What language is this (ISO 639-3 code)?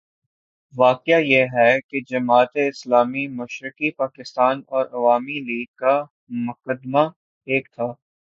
urd